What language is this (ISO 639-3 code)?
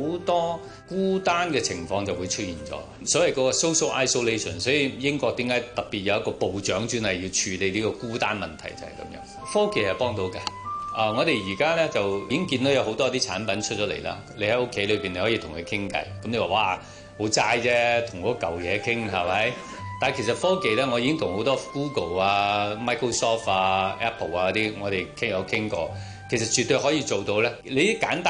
zho